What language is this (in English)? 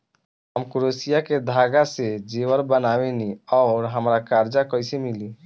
Bhojpuri